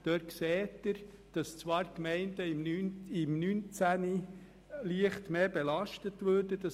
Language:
Swiss German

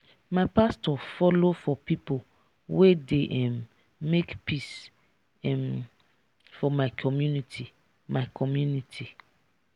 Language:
Nigerian Pidgin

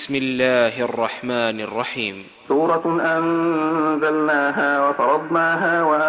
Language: Arabic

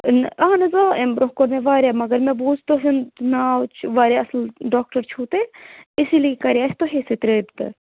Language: Kashmiri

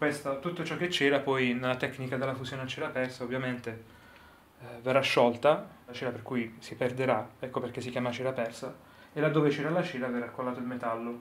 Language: Italian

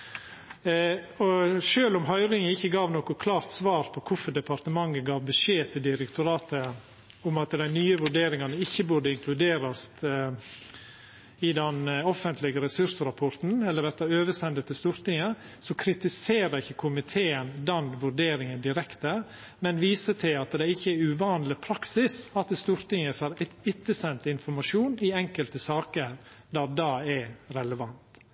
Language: Norwegian Nynorsk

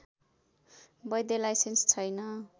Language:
Nepali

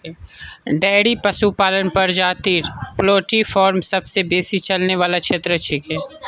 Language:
Magahi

